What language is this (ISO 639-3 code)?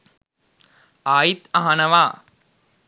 sin